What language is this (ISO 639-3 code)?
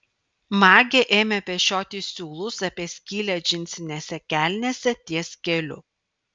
lit